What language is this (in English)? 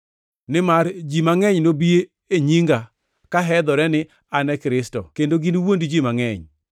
Luo (Kenya and Tanzania)